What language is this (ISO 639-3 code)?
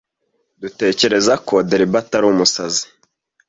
kin